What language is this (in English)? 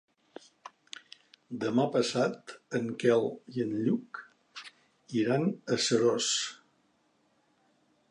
Catalan